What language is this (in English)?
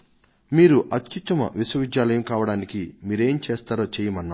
Telugu